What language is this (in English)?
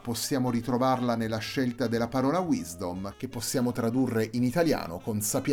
Italian